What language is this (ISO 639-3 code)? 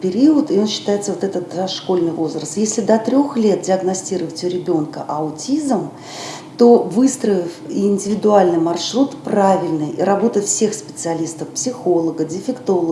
rus